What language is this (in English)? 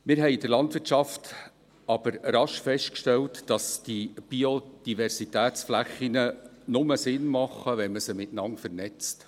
Swiss German